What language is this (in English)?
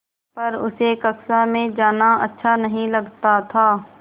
Hindi